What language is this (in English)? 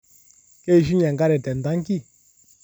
Masai